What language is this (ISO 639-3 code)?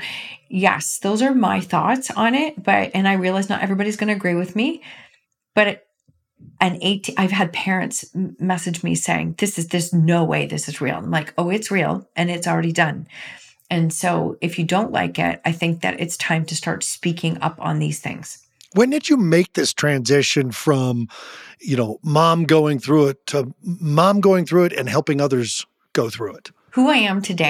eng